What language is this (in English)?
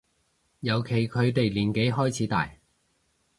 Cantonese